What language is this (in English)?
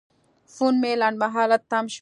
Pashto